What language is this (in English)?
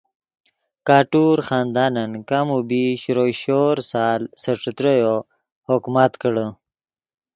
Yidgha